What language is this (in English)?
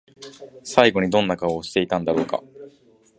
Japanese